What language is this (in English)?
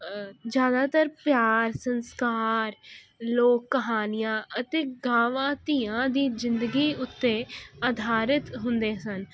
Punjabi